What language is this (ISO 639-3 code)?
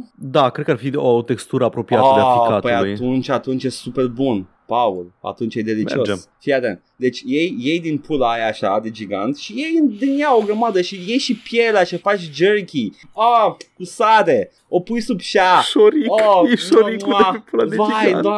ron